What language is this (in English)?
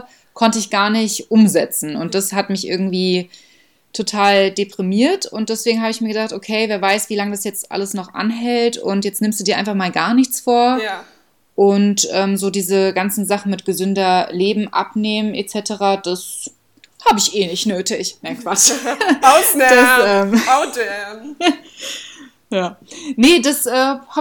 German